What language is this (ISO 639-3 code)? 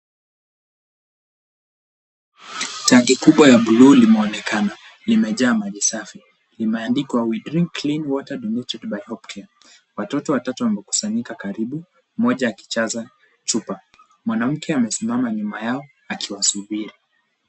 swa